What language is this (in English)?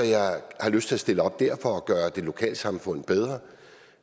Danish